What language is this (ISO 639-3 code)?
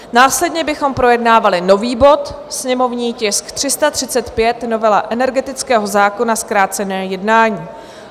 ces